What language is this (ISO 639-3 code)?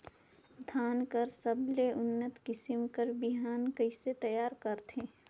hne